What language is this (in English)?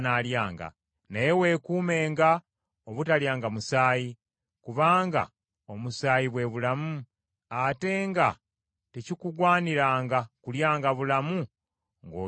Ganda